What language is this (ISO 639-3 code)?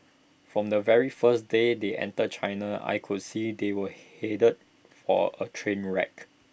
eng